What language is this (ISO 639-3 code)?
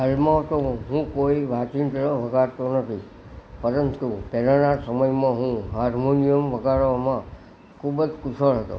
guj